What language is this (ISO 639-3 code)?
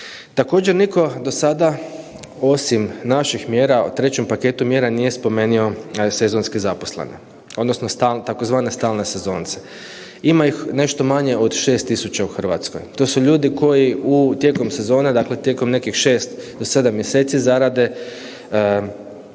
hrv